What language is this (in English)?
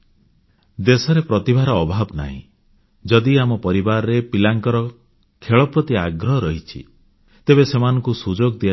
Odia